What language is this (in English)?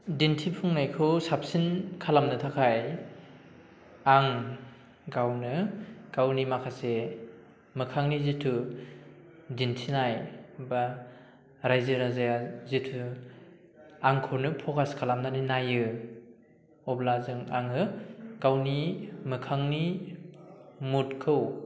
Bodo